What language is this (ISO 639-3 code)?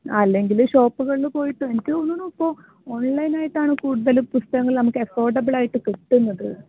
mal